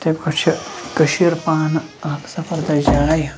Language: Kashmiri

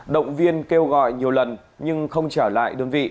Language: Vietnamese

